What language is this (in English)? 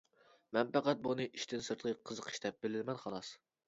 Uyghur